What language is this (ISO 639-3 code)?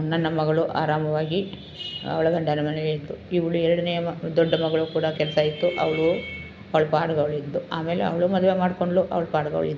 kan